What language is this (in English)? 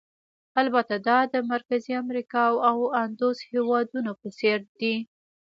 Pashto